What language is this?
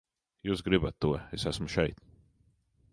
Latvian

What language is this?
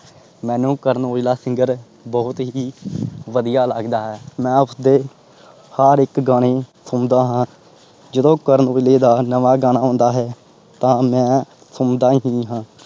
Punjabi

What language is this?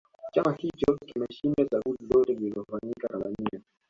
Swahili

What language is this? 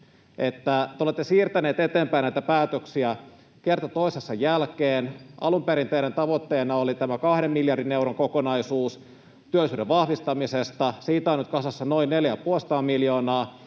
Finnish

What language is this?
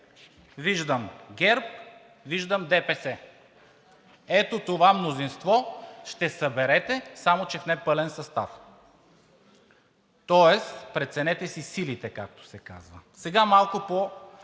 Bulgarian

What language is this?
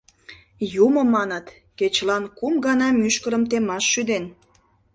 Mari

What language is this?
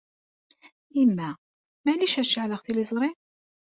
Kabyle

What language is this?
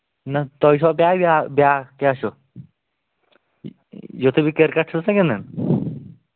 Kashmiri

